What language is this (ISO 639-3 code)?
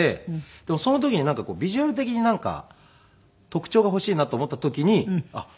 jpn